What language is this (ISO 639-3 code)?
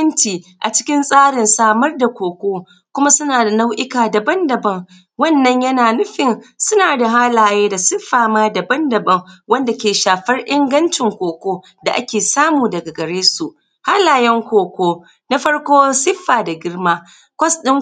hau